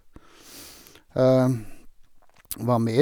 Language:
Norwegian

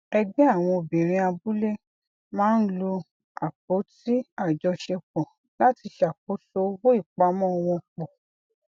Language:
Yoruba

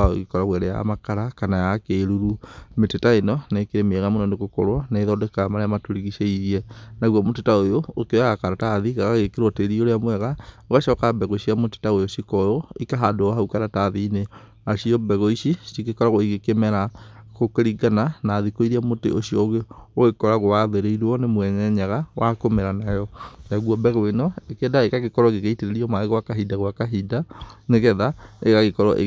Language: Kikuyu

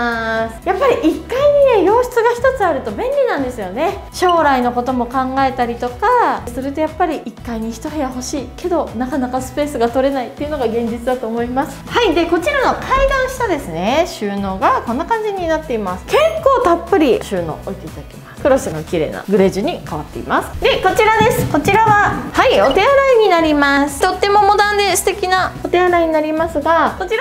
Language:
Japanese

